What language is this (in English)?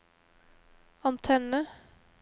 Norwegian